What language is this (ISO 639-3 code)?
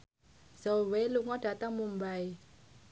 jav